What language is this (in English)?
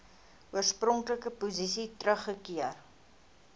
Afrikaans